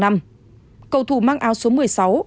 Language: Vietnamese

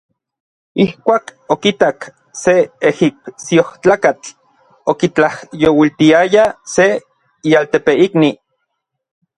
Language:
Orizaba Nahuatl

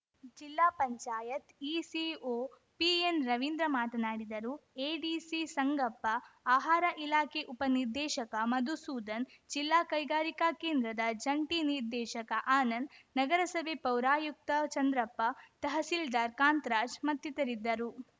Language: Kannada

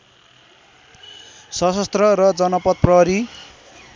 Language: Nepali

